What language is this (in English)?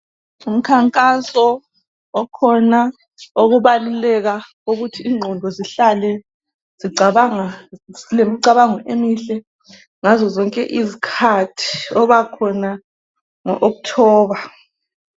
North Ndebele